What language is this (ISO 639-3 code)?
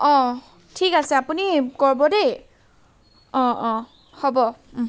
asm